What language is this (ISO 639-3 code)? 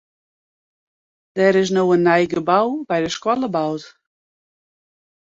fry